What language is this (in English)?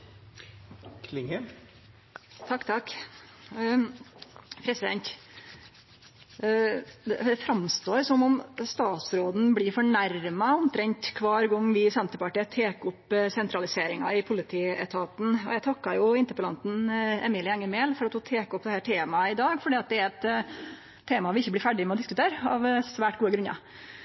Norwegian Nynorsk